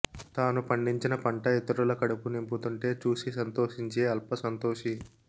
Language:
Telugu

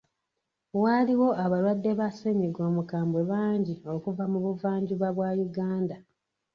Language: Ganda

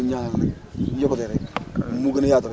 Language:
Wolof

